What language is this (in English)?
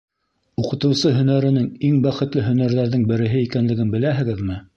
Bashkir